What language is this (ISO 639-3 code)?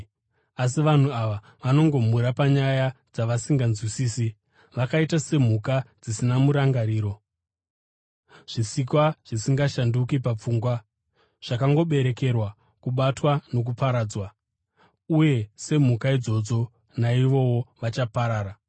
sna